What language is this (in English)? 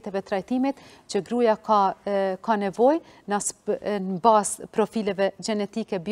Romanian